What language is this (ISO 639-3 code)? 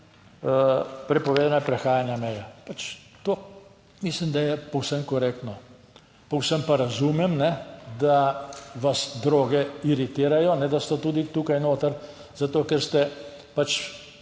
slv